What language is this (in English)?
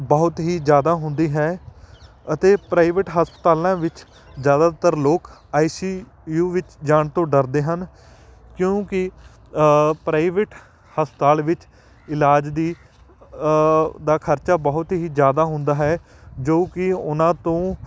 Punjabi